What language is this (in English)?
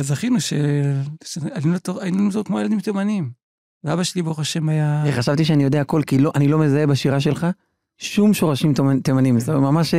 Hebrew